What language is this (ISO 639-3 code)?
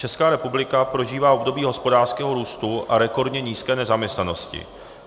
ces